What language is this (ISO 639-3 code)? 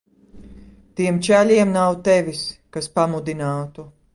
lav